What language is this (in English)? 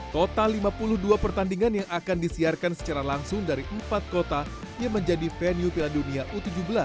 Indonesian